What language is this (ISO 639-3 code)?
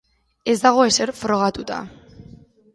eus